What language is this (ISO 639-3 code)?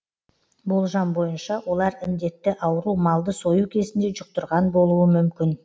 kaz